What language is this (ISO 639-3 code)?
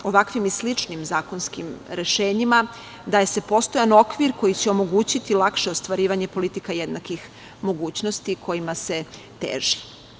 srp